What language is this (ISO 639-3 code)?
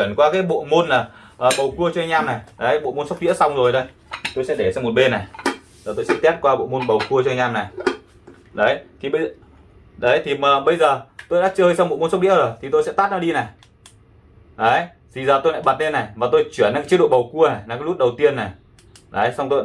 vie